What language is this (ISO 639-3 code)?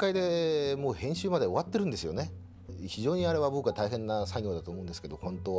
jpn